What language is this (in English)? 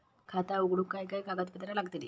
Marathi